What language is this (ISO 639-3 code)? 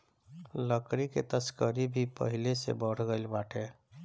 bho